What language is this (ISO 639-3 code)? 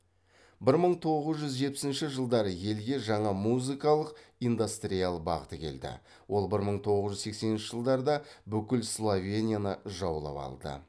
kaz